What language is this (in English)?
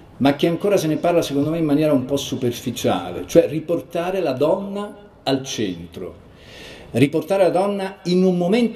Italian